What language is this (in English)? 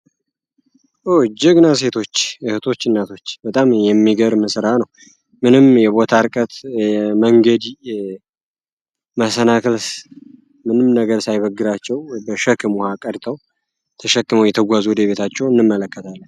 Amharic